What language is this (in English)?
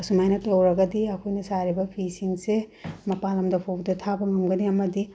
Manipuri